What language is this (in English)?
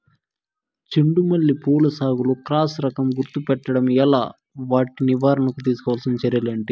Telugu